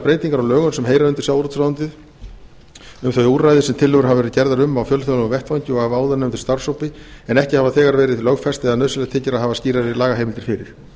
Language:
Icelandic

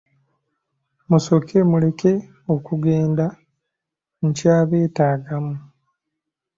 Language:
Ganda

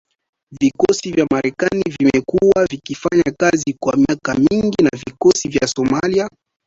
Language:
Swahili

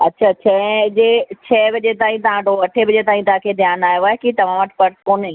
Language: Sindhi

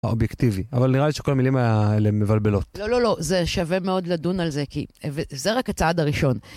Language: Hebrew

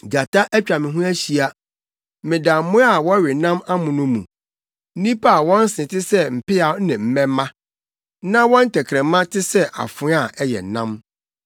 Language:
Akan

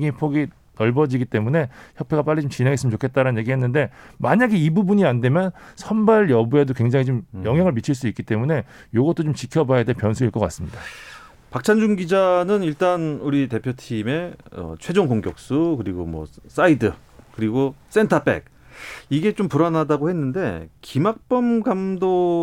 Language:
Korean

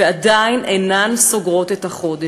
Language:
Hebrew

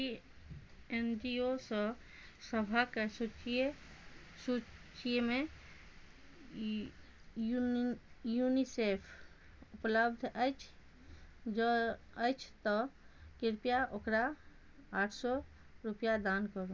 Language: Maithili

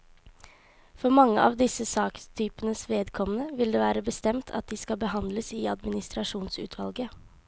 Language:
Norwegian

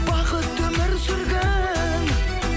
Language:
Kazakh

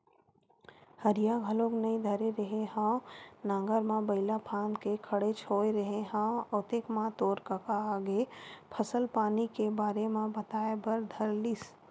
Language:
Chhattisgarhi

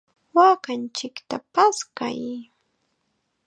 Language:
Chiquián Ancash Quechua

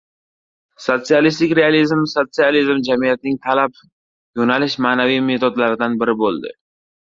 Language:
Uzbek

